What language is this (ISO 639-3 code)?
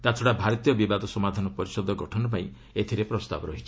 ori